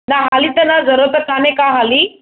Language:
Sindhi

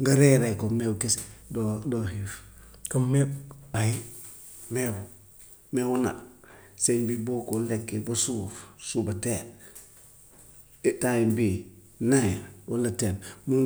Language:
Gambian Wolof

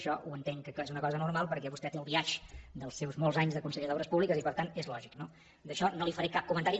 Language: Catalan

